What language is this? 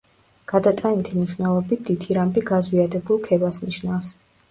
Georgian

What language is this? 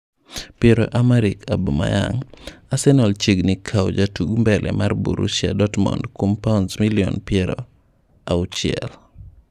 Luo (Kenya and Tanzania)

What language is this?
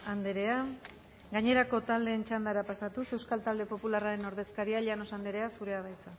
Basque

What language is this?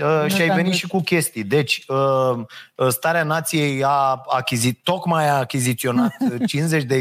Romanian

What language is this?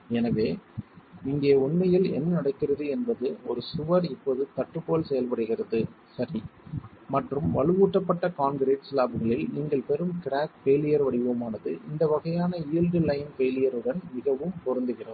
Tamil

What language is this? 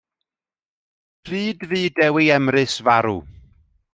Welsh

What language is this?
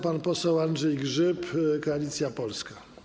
Polish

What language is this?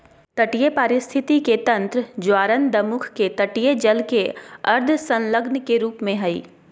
Magahi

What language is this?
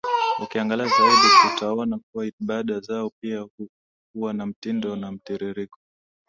Swahili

